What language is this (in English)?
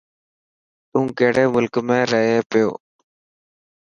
Dhatki